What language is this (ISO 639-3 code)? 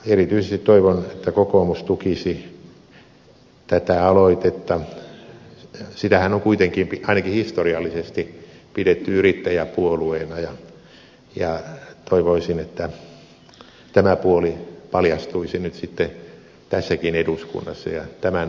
fin